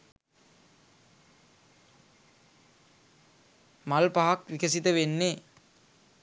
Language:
Sinhala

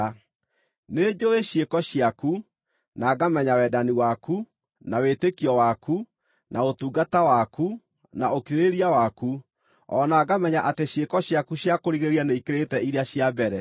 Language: Kikuyu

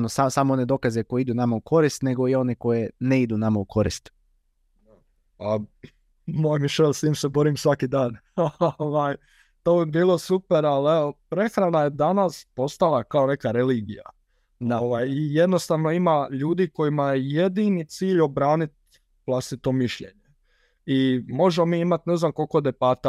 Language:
Croatian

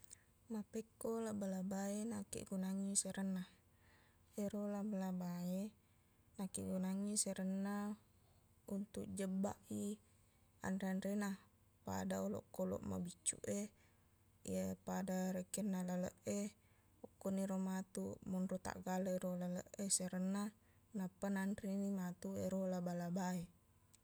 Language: Buginese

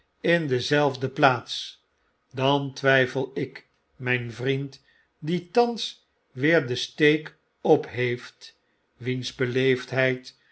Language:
Dutch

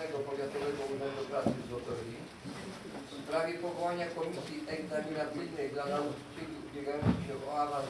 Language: Polish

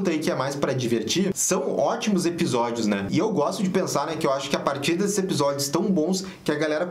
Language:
Portuguese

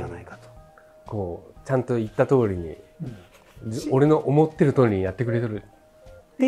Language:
Japanese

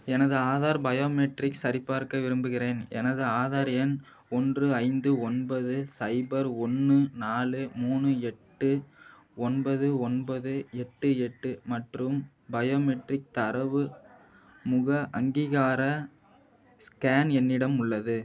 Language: Tamil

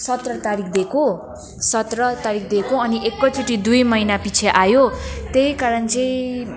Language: Nepali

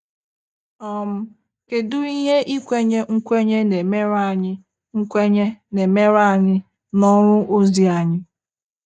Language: Igbo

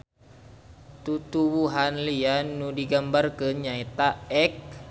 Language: Sundanese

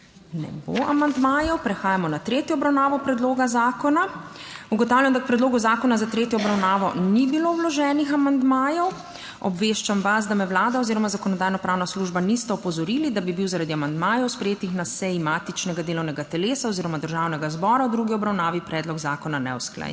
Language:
Slovenian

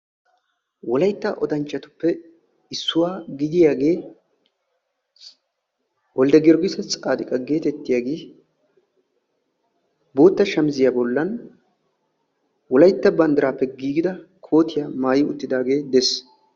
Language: Wolaytta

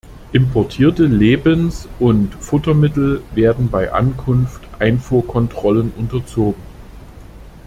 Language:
German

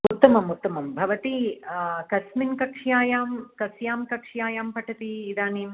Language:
Sanskrit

